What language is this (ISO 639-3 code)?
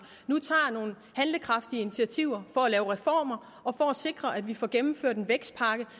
dan